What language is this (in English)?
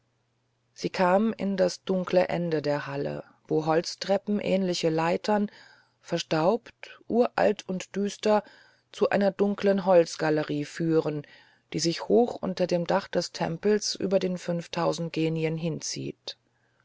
German